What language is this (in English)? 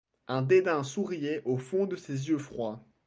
French